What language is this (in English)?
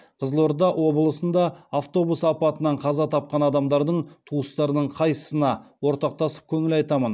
Kazakh